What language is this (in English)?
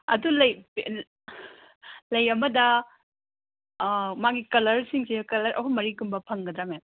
Manipuri